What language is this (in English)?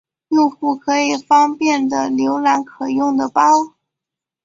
Chinese